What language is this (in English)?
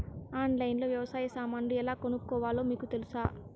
Telugu